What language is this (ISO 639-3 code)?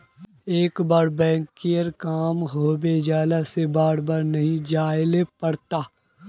mag